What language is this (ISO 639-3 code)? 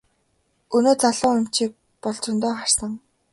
mon